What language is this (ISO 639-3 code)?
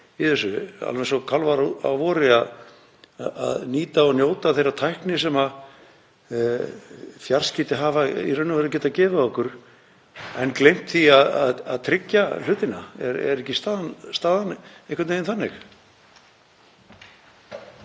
isl